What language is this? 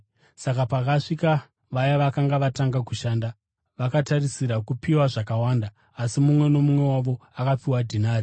Shona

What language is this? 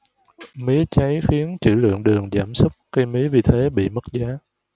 Vietnamese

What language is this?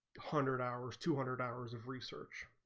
English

